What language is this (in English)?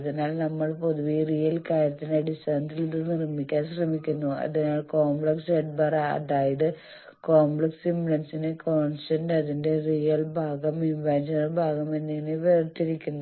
Malayalam